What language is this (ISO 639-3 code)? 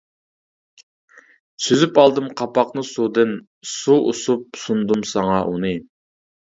uig